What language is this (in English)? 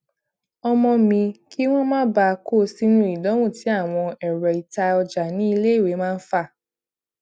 Yoruba